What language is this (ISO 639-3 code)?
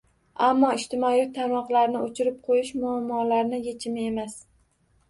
uzb